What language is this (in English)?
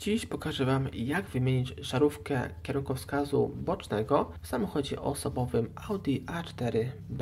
Polish